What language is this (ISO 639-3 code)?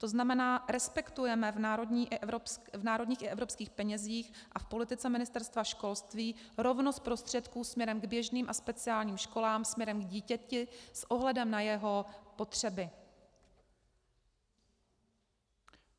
ces